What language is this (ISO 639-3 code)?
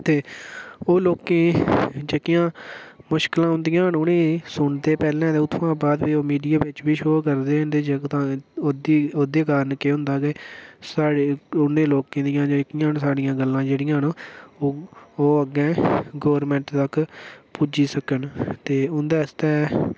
doi